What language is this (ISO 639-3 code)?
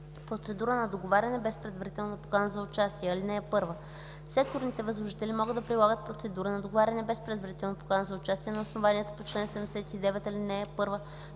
bul